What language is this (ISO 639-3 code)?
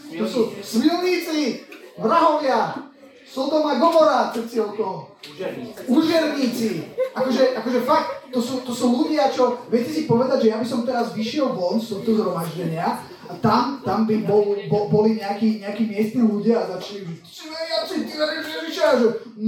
slk